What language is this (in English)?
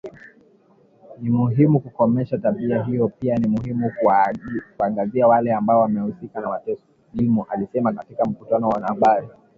Swahili